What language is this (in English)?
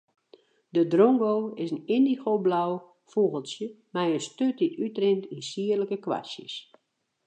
Western Frisian